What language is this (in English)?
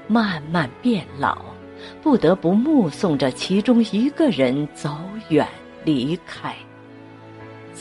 Chinese